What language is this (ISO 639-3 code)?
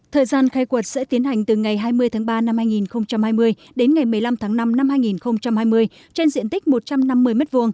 vie